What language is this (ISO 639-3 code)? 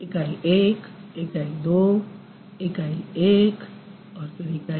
hin